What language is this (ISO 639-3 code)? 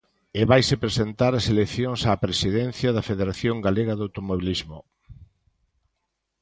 glg